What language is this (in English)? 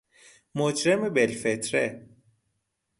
Persian